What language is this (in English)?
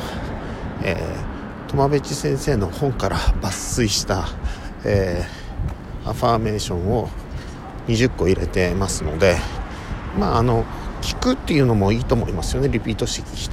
Japanese